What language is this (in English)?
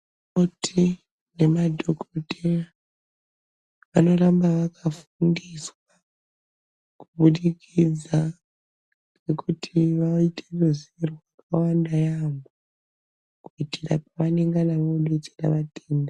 Ndau